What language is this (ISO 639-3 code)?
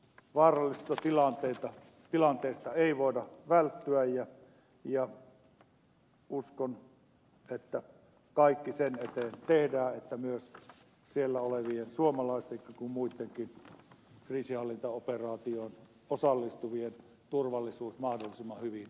fin